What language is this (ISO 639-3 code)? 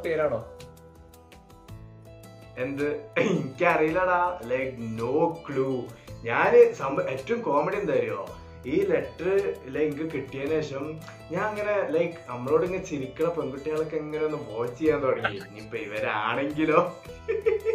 mal